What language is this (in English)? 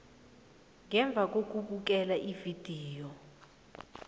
South Ndebele